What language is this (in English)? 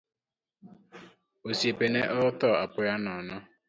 Luo (Kenya and Tanzania)